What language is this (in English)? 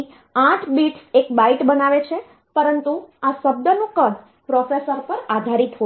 Gujarati